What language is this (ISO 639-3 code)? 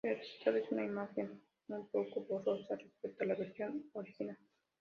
spa